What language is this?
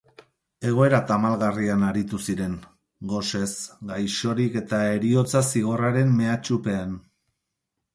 Basque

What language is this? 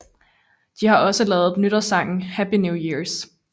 Danish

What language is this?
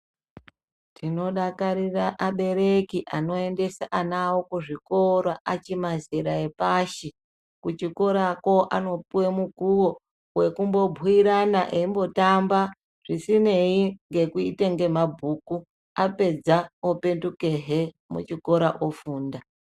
Ndau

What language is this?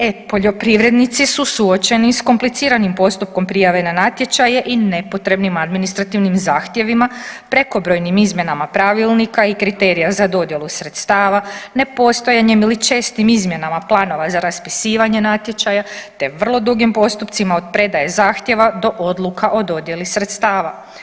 Croatian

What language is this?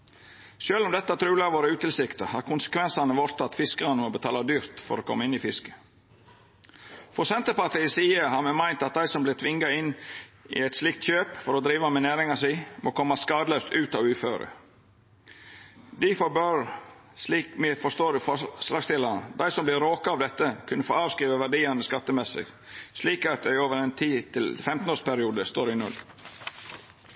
Norwegian Nynorsk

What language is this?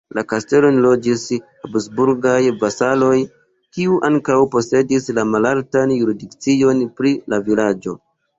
Esperanto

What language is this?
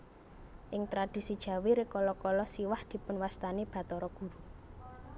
Javanese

